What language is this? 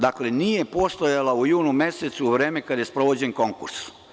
Serbian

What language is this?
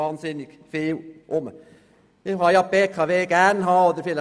Swiss German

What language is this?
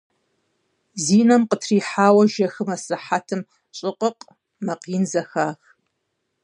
Kabardian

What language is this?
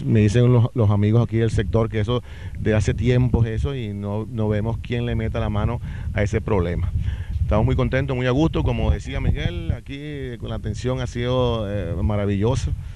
Spanish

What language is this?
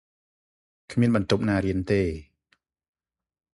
Khmer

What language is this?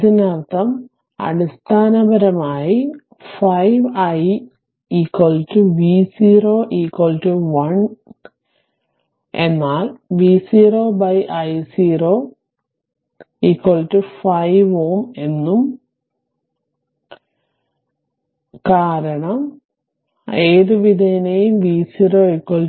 Malayalam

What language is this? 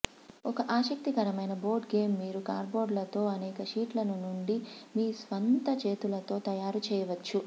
Telugu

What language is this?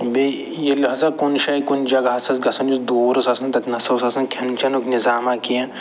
Kashmiri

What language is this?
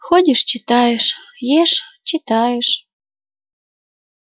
Russian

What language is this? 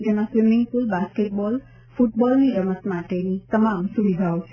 Gujarati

